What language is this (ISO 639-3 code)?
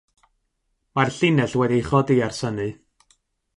cym